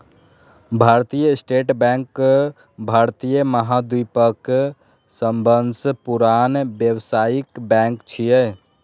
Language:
Maithili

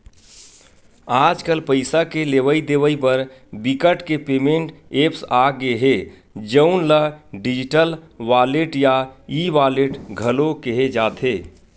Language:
Chhattisgarhi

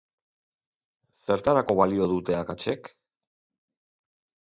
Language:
Basque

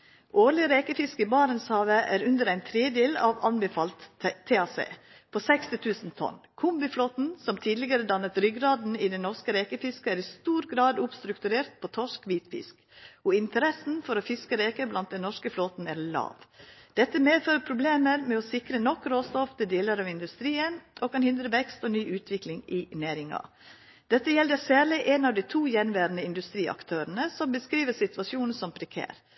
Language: Norwegian Nynorsk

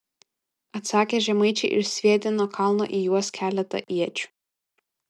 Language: Lithuanian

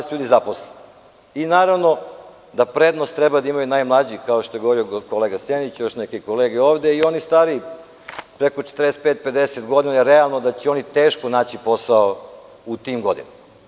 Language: Serbian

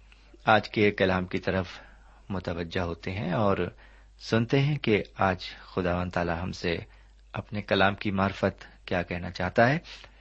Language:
Urdu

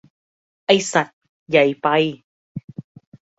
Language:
Thai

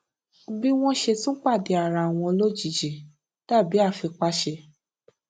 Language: Yoruba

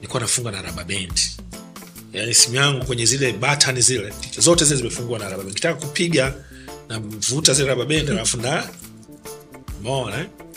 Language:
Swahili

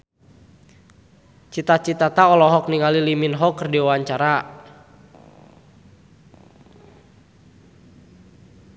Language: Sundanese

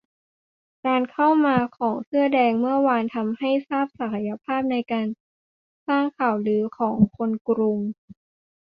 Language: Thai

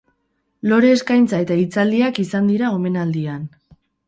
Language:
Basque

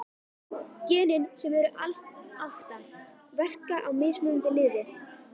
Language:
Icelandic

